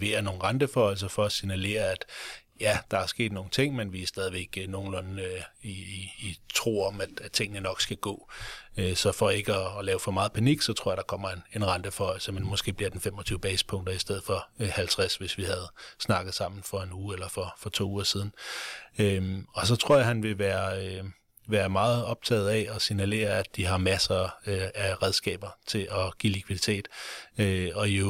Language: Danish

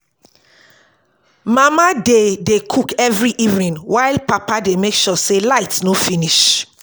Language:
Nigerian Pidgin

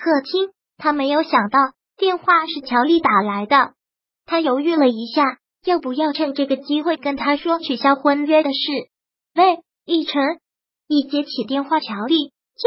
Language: Chinese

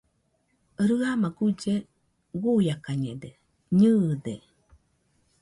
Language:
Nüpode Huitoto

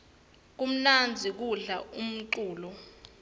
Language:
Swati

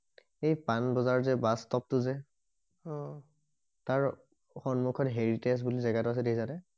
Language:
Assamese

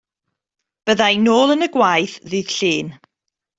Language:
Welsh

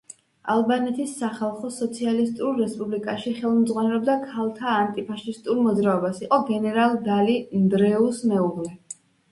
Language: Georgian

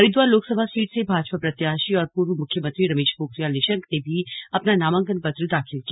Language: Hindi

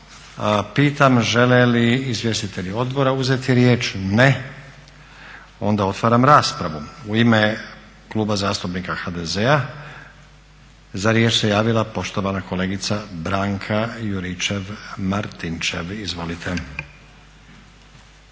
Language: Croatian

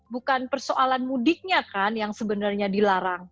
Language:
Indonesian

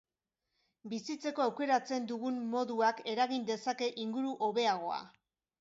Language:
Basque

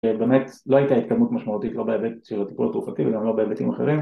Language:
Hebrew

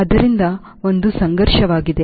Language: Kannada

